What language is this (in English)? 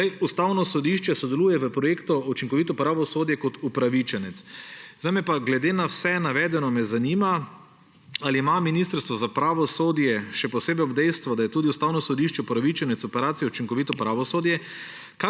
Slovenian